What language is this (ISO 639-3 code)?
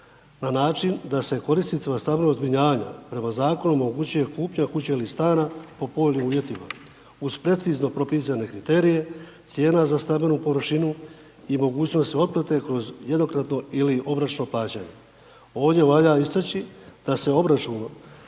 hrv